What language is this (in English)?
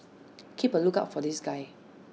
English